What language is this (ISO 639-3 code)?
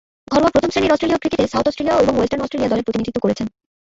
ben